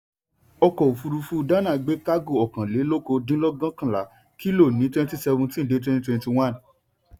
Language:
Yoruba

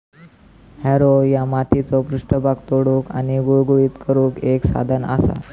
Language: Marathi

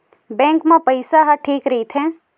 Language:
Chhattisgarhi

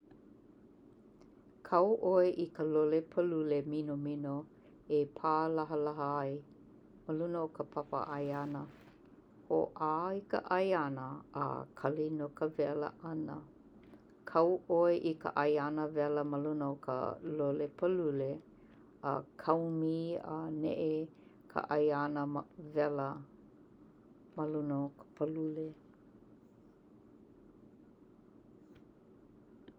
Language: Hawaiian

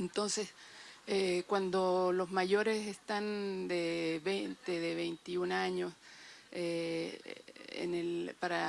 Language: Spanish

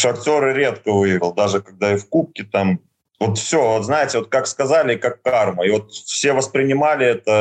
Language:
Russian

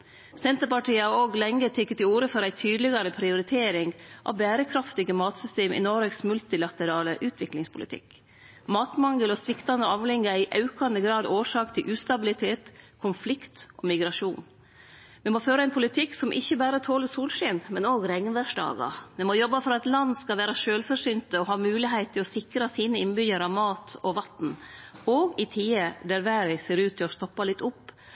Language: Norwegian Nynorsk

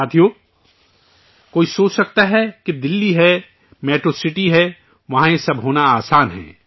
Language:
Urdu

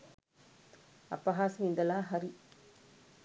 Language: Sinhala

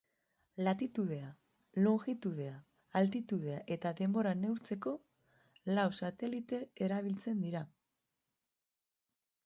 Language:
Basque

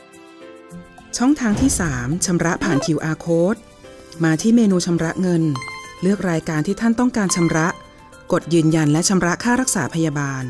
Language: Thai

